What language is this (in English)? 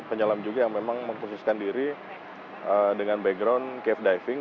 Indonesian